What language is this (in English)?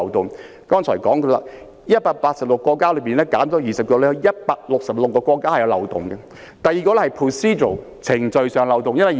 Cantonese